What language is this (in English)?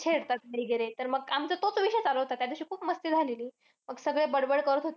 Marathi